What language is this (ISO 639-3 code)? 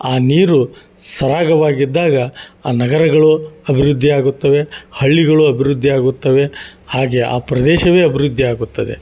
kan